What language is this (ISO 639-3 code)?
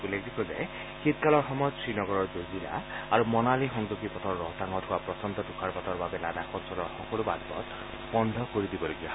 asm